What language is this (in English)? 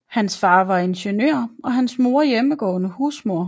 Danish